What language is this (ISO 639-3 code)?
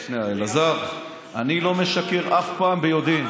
heb